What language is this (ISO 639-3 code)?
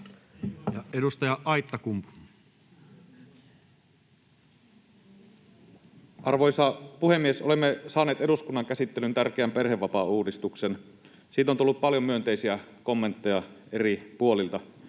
fin